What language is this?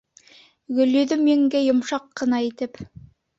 Bashkir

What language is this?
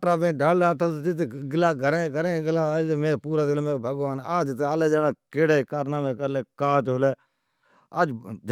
Od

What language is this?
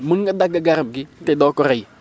Wolof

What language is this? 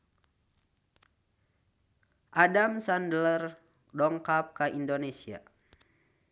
Sundanese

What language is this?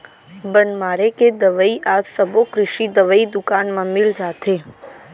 Chhattisgarhi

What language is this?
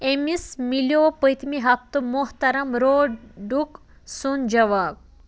Kashmiri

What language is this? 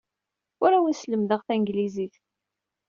Kabyle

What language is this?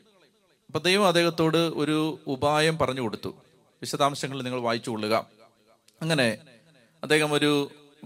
Malayalam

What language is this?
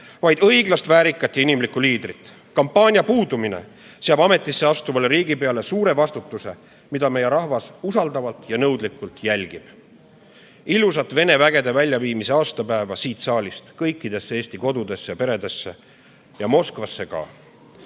Estonian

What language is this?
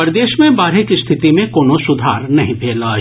Maithili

